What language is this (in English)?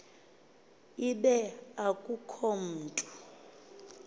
Xhosa